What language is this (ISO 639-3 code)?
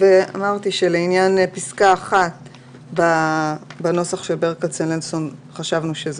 heb